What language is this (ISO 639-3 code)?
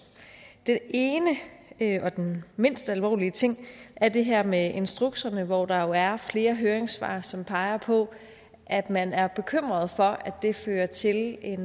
dan